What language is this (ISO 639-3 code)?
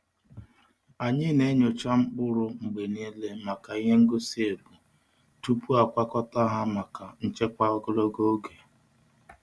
ibo